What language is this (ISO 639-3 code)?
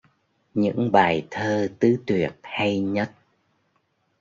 vie